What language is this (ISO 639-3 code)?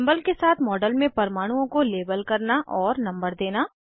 hin